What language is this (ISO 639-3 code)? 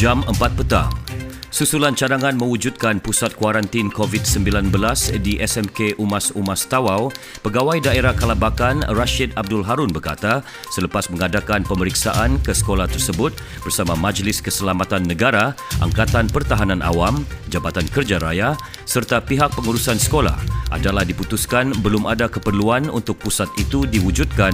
msa